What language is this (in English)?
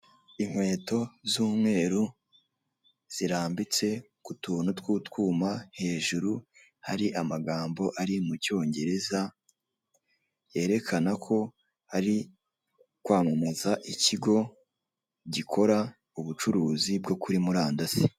Kinyarwanda